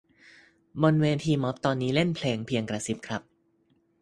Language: Thai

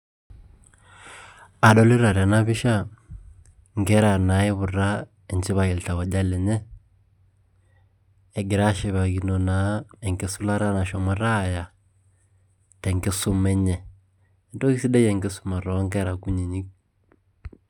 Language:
Masai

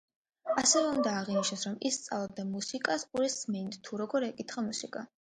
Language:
Georgian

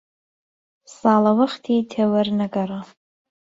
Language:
Central Kurdish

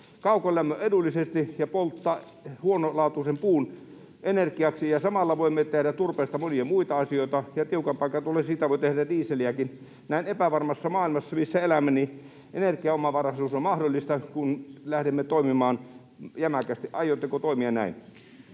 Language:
Finnish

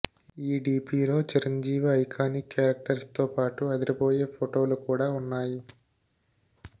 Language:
Telugu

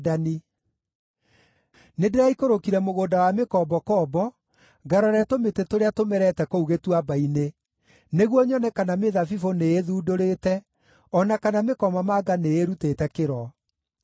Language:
Kikuyu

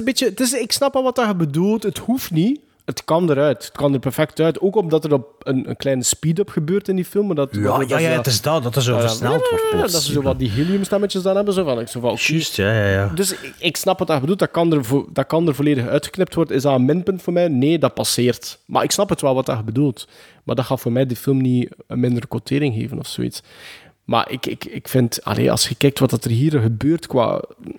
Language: Dutch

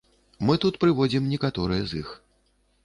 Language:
Belarusian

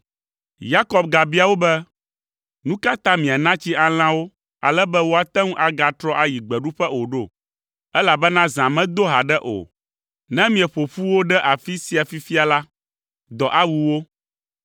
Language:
Ewe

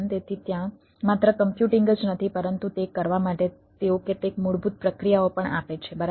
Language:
Gujarati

